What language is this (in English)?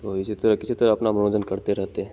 Hindi